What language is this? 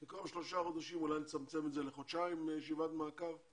Hebrew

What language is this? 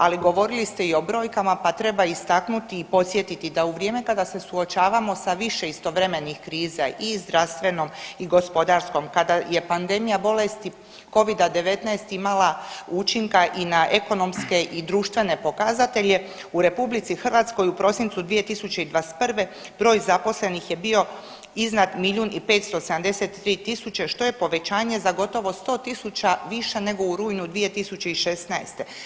Croatian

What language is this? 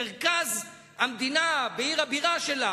Hebrew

